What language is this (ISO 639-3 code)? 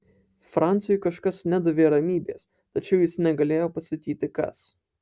lit